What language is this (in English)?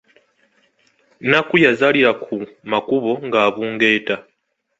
Ganda